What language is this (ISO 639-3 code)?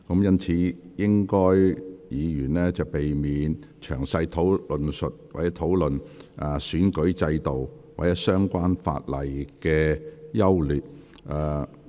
yue